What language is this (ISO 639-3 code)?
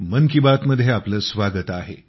mar